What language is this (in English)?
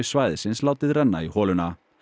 Icelandic